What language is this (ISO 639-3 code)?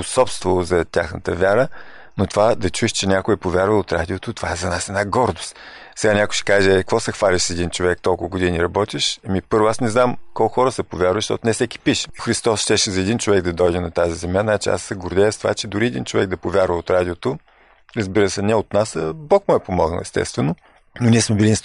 bul